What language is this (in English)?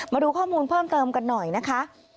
Thai